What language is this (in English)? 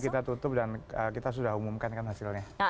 Indonesian